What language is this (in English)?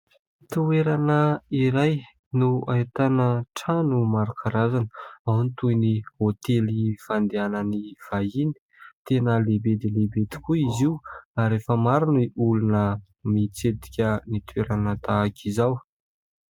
Malagasy